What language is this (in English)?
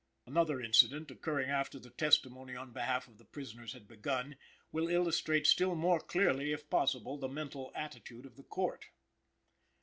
English